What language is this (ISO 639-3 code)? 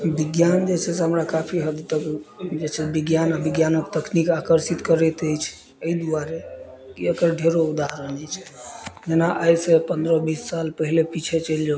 mai